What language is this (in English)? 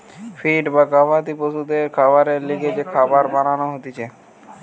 Bangla